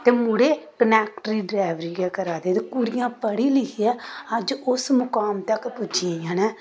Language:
Dogri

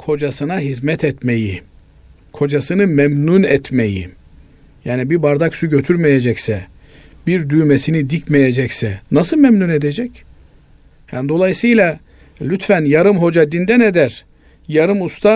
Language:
Turkish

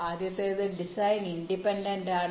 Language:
Malayalam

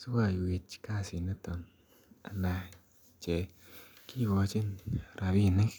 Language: Kalenjin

